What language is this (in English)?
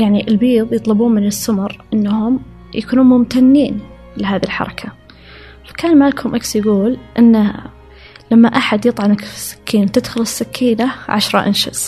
Arabic